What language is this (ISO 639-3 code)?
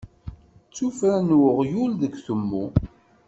kab